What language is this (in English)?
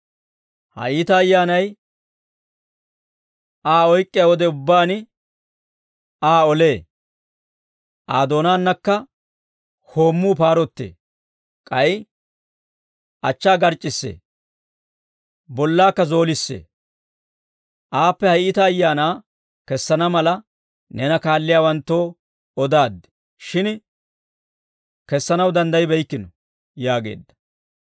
Dawro